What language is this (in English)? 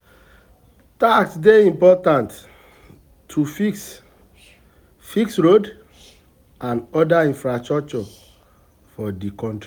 Nigerian Pidgin